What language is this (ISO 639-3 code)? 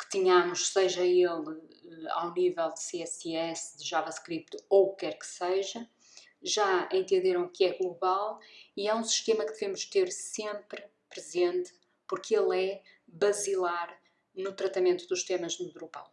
por